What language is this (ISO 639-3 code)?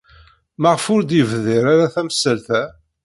kab